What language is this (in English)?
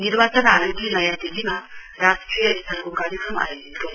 Nepali